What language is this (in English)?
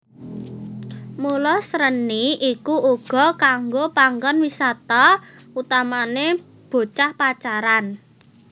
Javanese